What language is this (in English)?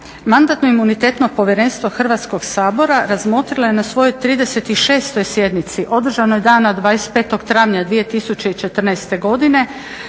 Croatian